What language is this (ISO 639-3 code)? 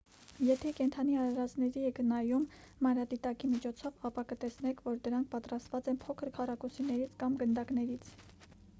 hye